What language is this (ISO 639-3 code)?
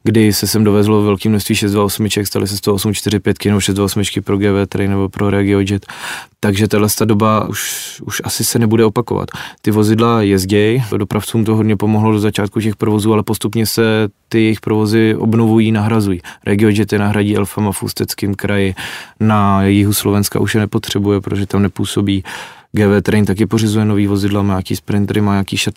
ces